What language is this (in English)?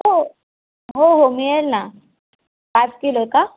Marathi